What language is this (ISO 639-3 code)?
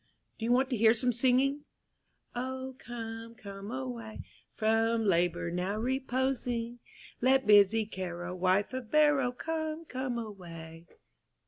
eng